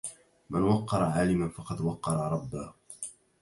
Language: Arabic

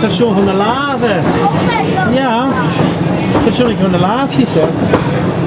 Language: Dutch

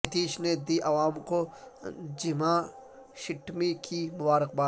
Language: Urdu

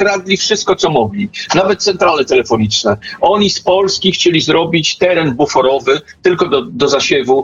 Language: Polish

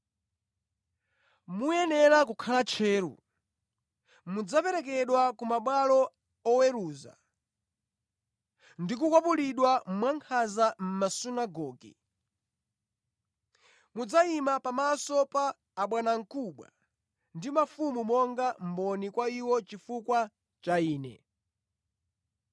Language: Nyanja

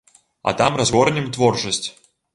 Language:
Belarusian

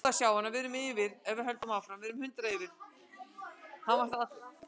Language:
Icelandic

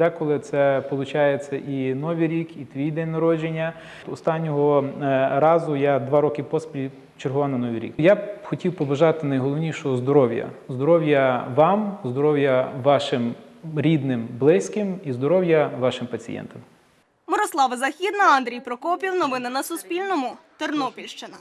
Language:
Ukrainian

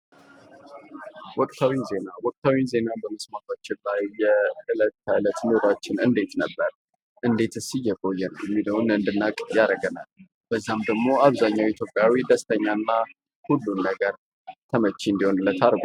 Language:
Amharic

